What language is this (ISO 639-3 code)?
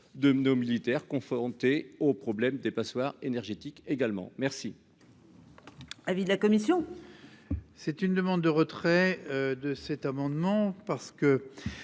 fra